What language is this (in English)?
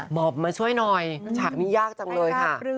Thai